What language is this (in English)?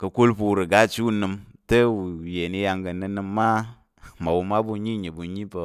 Tarok